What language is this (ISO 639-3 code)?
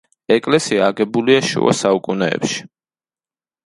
kat